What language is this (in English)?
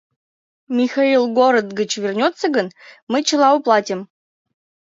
Mari